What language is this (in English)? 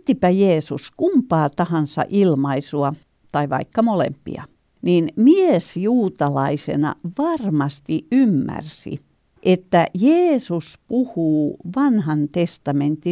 Finnish